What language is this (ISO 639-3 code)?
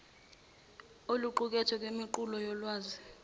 zul